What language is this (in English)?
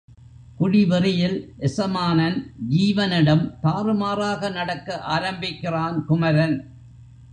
Tamil